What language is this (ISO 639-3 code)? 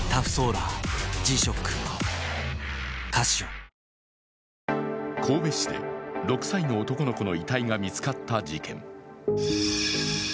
jpn